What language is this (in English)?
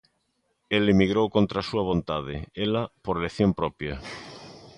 Galician